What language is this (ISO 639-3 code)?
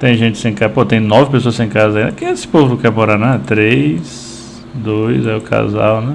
por